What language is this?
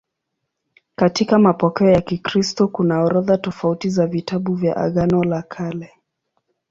Swahili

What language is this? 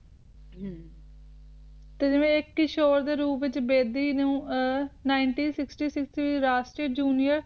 Punjabi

